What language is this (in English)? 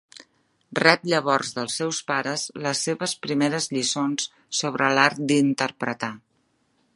Catalan